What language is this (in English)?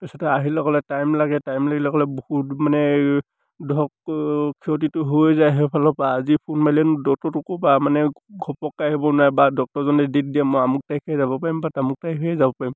Assamese